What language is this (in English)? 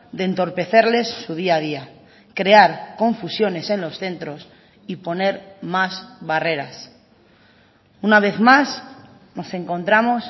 Spanish